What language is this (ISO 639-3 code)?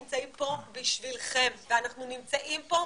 heb